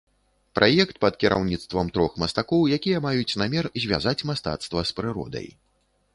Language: Belarusian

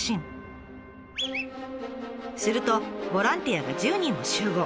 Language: Japanese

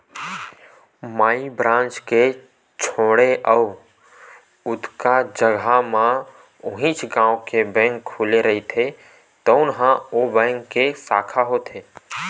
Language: Chhattisgarhi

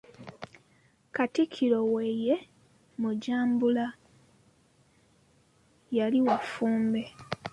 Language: Ganda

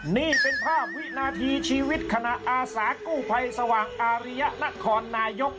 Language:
Thai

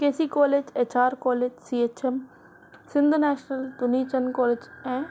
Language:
Sindhi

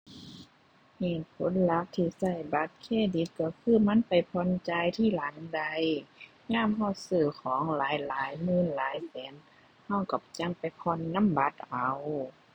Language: Thai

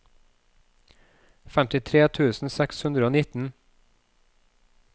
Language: Norwegian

